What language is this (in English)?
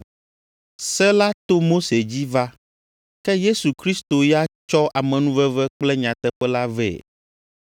Ewe